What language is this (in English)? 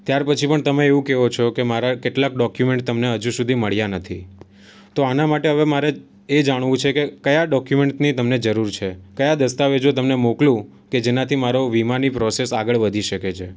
Gujarati